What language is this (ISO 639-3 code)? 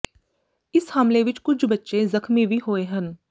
pan